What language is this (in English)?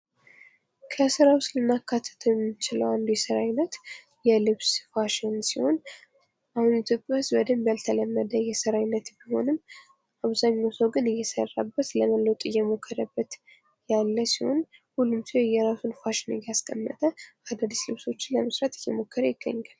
Amharic